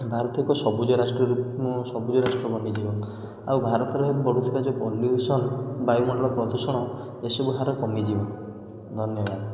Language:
Odia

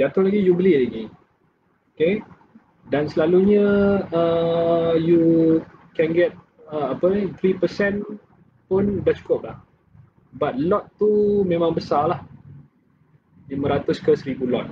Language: Malay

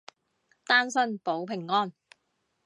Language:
Cantonese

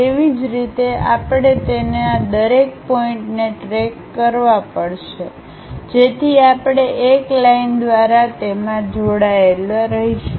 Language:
Gujarati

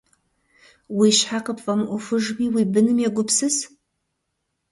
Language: Kabardian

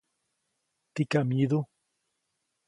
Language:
Copainalá Zoque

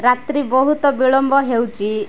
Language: Odia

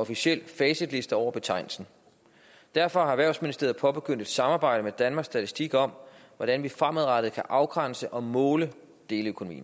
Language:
Danish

